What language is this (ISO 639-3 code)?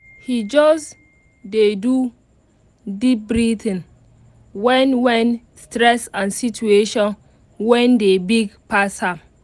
pcm